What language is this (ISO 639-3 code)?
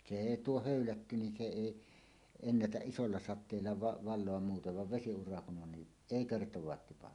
fin